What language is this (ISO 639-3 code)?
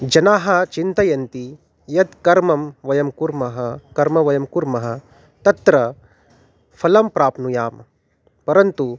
san